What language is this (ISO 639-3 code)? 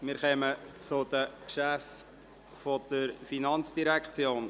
gsw